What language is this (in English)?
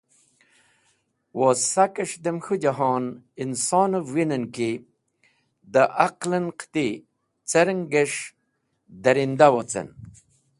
Wakhi